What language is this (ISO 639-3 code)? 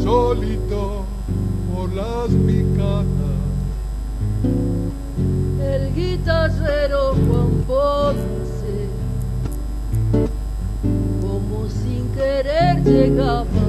spa